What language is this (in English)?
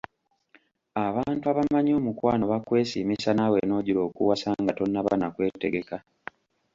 Ganda